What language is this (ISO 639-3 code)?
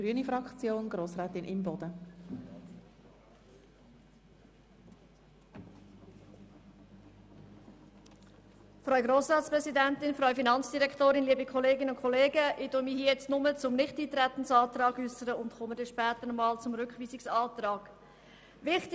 gsw